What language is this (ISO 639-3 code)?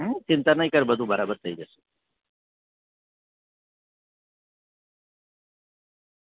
guj